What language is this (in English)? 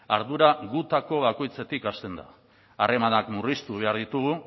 Basque